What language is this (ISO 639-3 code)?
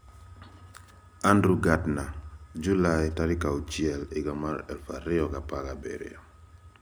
luo